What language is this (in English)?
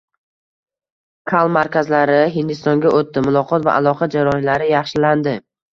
Uzbek